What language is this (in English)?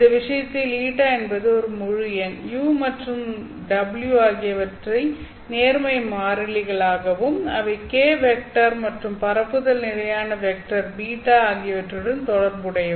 Tamil